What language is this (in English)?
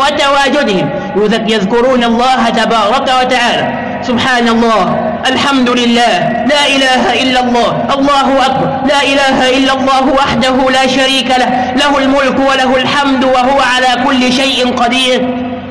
Arabic